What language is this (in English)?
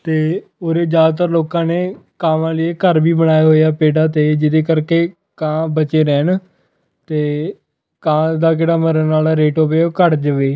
Punjabi